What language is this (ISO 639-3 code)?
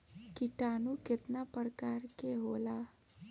bho